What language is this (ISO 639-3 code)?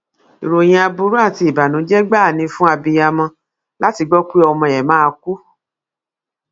yor